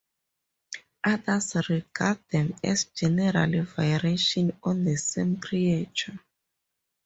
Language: English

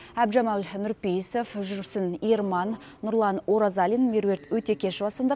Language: Kazakh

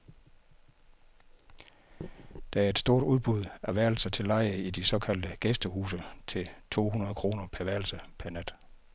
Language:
Danish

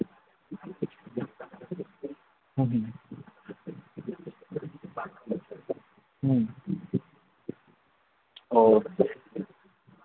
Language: Manipuri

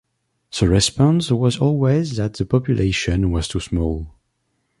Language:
English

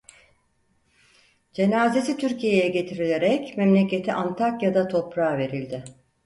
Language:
Turkish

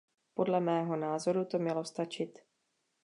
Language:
Czech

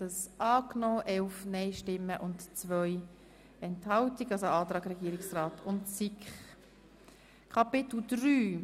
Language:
Swiss German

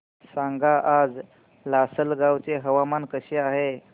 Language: Marathi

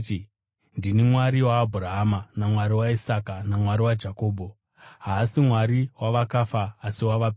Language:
Shona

